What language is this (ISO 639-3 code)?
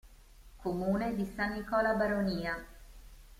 ita